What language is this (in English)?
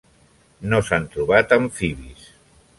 Catalan